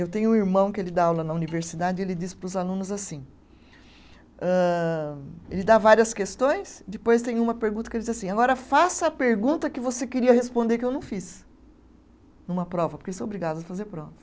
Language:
Portuguese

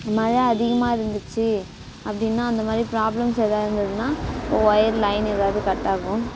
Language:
Tamil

